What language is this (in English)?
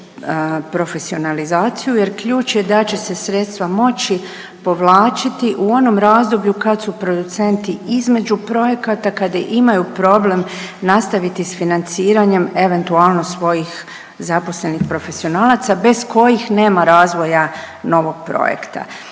Croatian